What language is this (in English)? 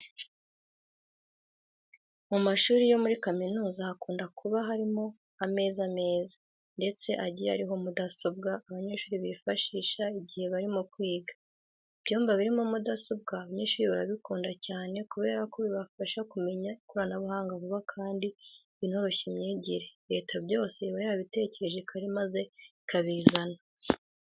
Kinyarwanda